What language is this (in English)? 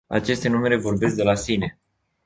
Romanian